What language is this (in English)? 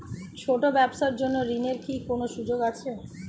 Bangla